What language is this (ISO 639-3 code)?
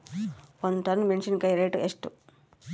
kan